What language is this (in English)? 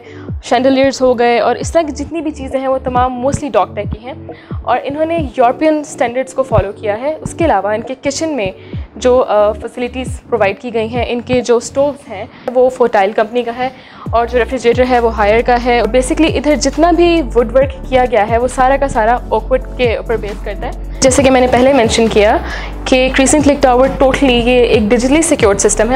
Hindi